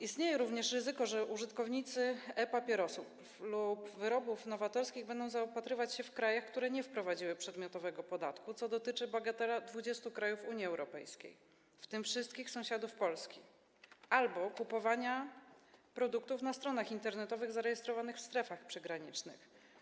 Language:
Polish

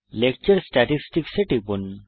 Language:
Bangla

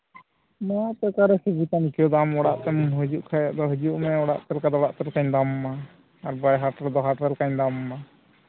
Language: Santali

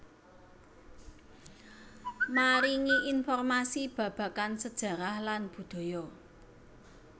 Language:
Javanese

